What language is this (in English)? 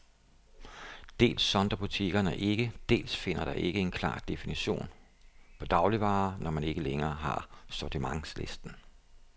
Danish